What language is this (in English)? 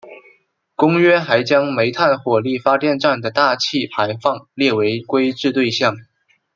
Chinese